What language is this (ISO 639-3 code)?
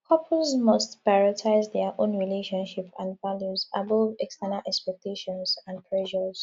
pcm